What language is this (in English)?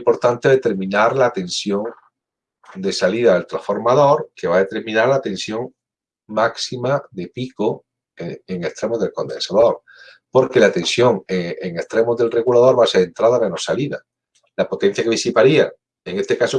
Spanish